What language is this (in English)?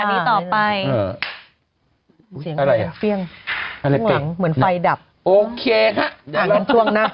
Thai